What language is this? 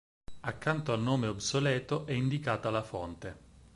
Italian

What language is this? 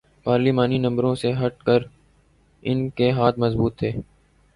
Urdu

